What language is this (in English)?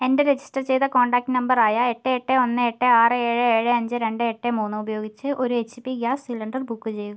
Malayalam